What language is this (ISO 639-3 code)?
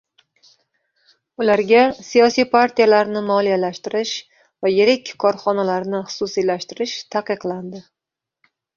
uzb